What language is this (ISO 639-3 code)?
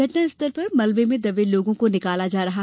hin